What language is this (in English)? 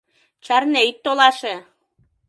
Mari